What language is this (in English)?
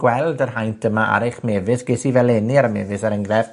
Welsh